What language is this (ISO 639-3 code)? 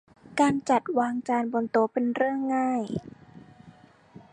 tha